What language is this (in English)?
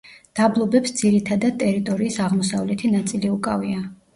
Georgian